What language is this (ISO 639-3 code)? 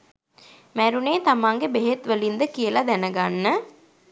sin